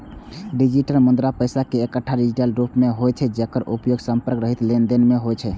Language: Maithili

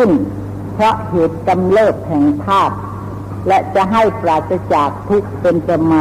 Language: Thai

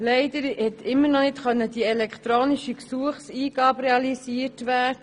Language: Swiss German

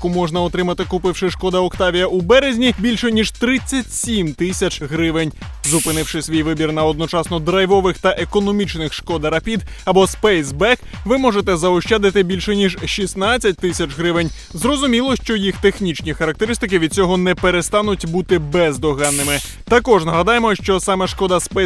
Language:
Ukrainian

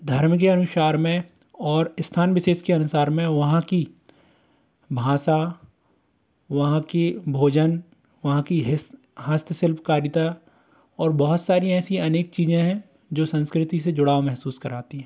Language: Hindi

